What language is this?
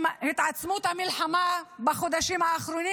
Hebrew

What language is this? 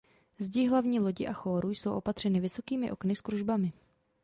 Czech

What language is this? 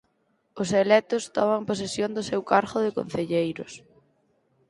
Galician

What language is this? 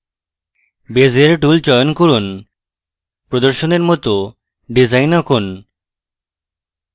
Bangla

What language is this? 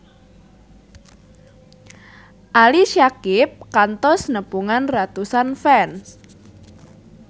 Sundanese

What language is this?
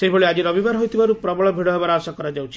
Odia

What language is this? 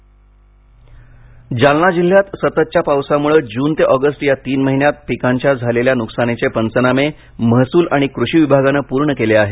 Marathi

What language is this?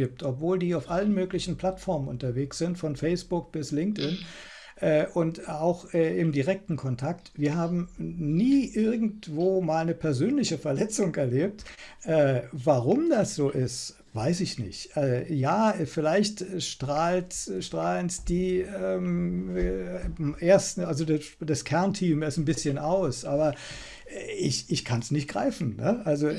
German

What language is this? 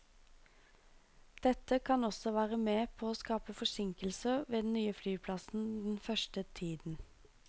Norwegian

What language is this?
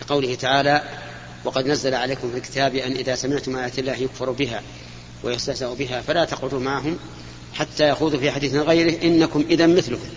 Arabic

